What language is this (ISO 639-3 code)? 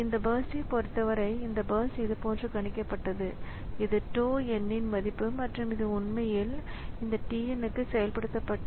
tam